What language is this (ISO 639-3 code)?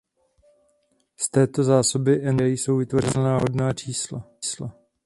ces